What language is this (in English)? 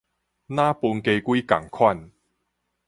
Min Nan Chinese